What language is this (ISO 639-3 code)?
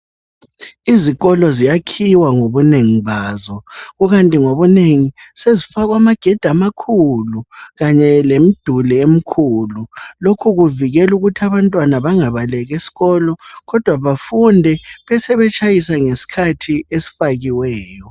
nde